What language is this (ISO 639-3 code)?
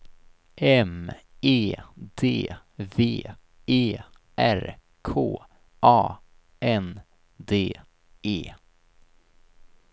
swe